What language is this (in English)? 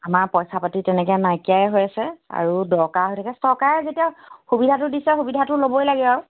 Assamese